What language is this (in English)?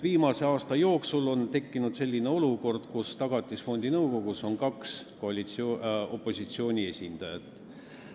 Estonian